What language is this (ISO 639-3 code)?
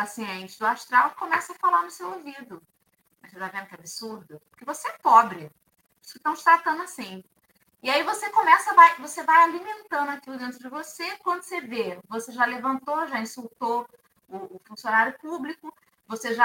por